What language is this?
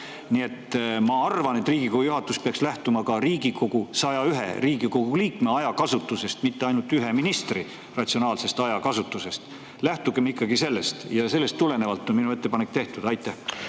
Estonian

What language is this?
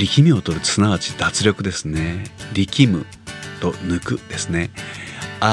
Japanese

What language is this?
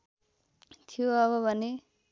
Nepali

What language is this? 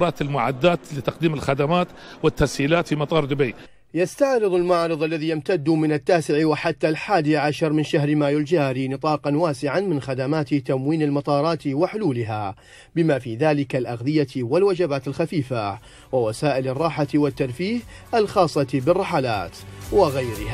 Arabic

